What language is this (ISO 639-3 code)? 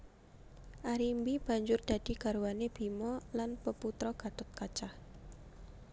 jav